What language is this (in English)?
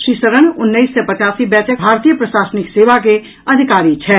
Maithili